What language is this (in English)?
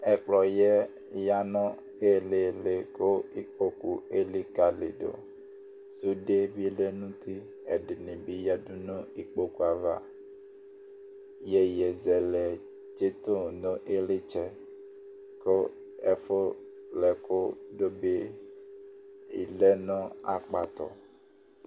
Ikposo